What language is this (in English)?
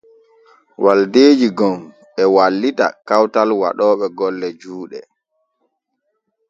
Borgu Fulfulde